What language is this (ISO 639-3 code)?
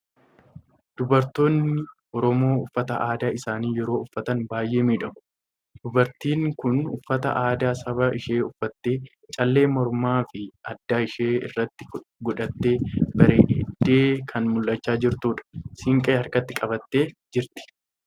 orm